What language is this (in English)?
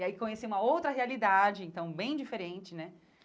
Portuguese